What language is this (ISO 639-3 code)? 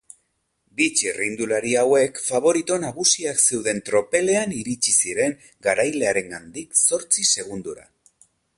eus